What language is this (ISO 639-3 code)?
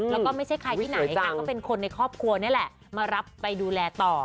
tha